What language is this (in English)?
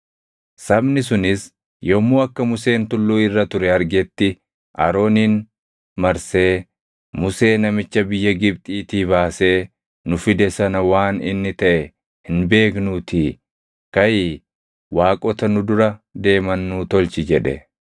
Oromo